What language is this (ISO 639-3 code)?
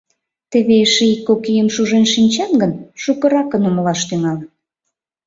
chm